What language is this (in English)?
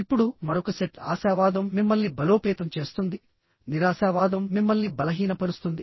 Telugu